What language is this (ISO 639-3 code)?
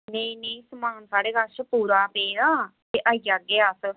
doi